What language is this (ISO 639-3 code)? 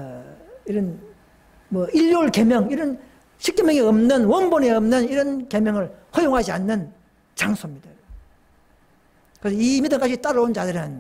kor